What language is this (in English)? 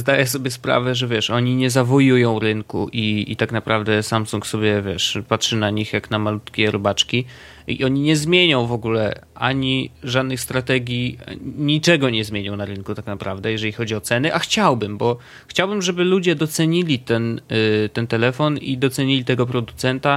Polish